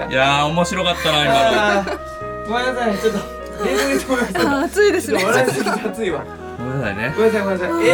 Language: Japanese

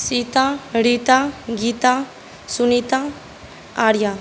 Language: Maithili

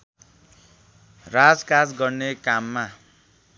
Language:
Nepali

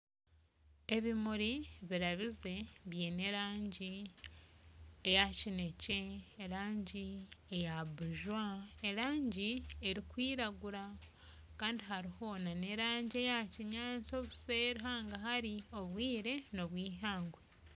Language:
Nyankole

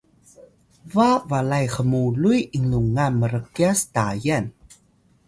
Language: Atayal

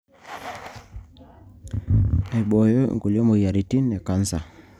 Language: Masai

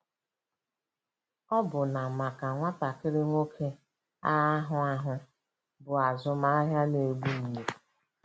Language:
Igbo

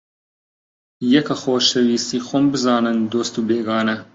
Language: Central Kurdish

